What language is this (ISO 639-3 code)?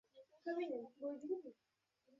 ben